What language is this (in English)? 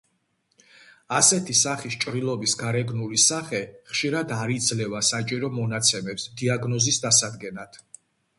Georgian